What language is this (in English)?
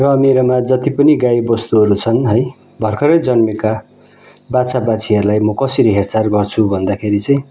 Nepali